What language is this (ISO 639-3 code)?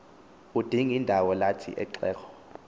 xho